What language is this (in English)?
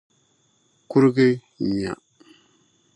Dagbani